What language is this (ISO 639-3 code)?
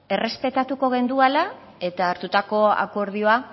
eus